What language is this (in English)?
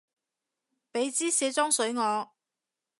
Cantonese